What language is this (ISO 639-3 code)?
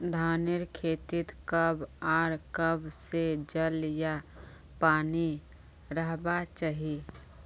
mag